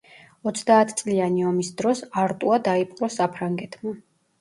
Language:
Georgian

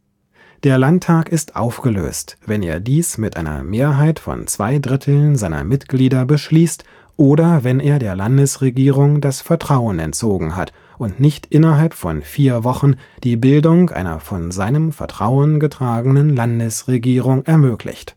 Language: German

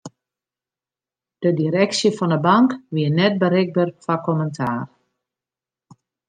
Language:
Western Frisian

